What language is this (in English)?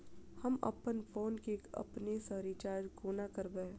Maithili